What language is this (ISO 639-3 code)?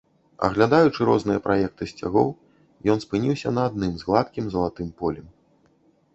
bel